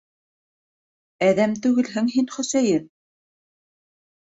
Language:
Bashkir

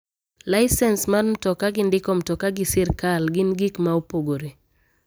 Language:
Luo (Kenya and Tanzania)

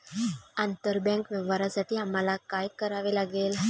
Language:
Marathi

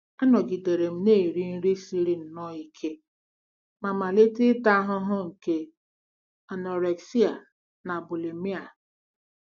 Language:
Igbo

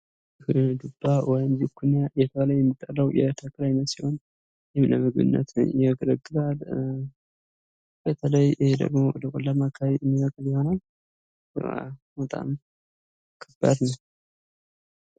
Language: Amharic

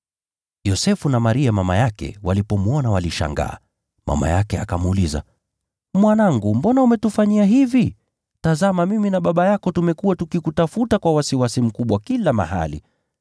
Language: Swahili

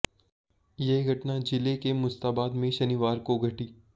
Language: Hindi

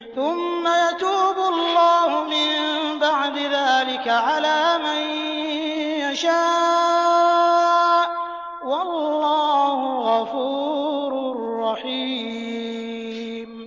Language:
Arabic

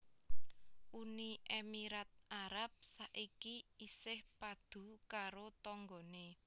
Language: Javanese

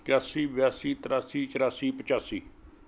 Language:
Punjabi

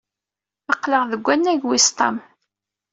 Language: Kabyle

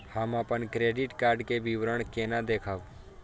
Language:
Maithili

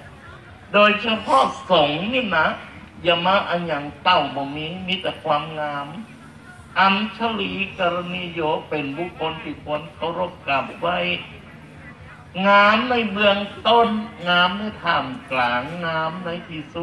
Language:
Thai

